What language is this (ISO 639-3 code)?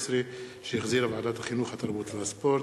heb